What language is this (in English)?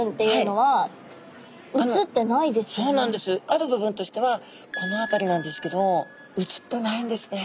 Japanese